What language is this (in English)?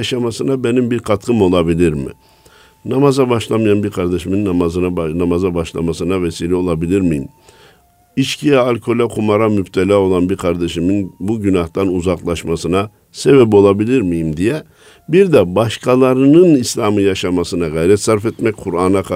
Turkish